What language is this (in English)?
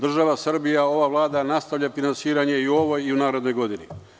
Serbian